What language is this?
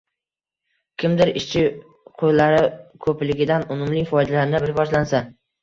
Uzbek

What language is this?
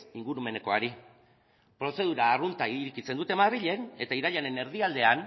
Basque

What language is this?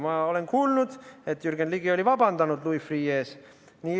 Estonian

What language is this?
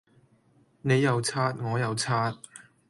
Cantonese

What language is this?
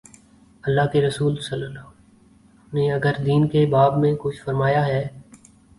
Urdu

